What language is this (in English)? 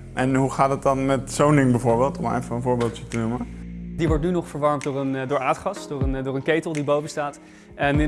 Dutch